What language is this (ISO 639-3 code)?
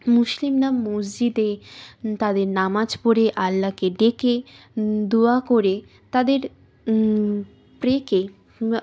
ben